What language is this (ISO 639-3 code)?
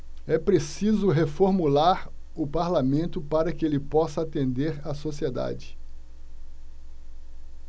por